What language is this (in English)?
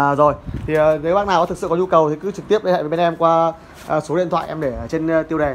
Vietnamese